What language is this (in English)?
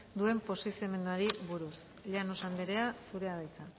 Basque